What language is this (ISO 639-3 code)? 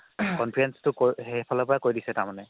asm